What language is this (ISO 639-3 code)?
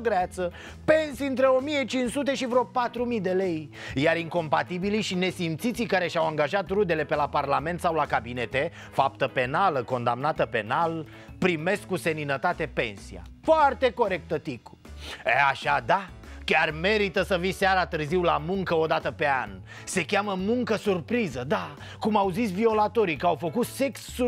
ron